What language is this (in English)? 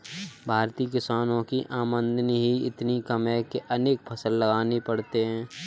Hindi